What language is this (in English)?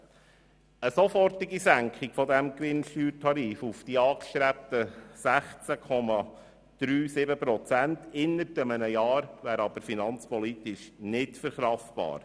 Swiss German